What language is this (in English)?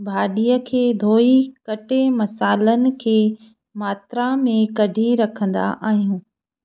Sindhi